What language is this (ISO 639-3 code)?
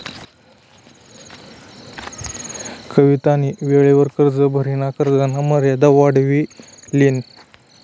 mar